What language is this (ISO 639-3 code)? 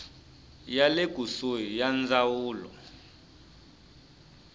tso